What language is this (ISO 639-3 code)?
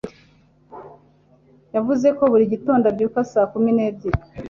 kin